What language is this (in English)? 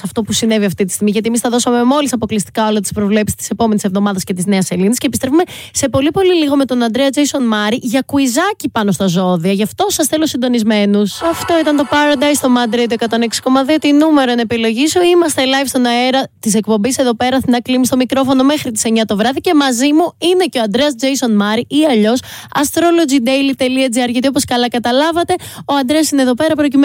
Greek